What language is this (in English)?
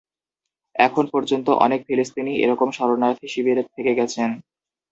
Bangla